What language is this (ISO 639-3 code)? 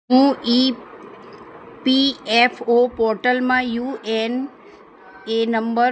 guj